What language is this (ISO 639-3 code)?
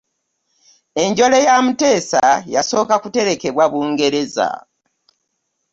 lug